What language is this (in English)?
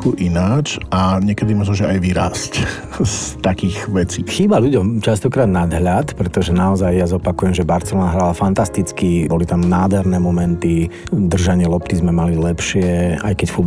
Slovak